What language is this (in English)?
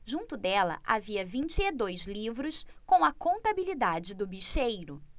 Portuguese